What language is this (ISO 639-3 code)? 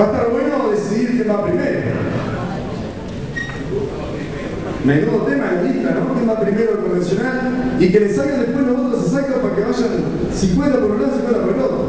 spa